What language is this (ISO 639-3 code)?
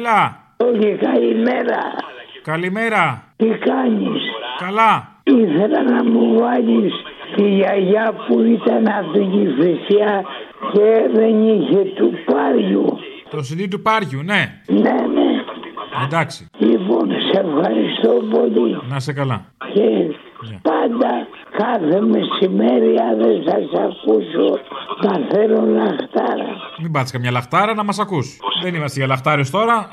ell